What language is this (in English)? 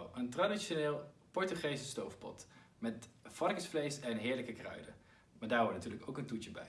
Dutch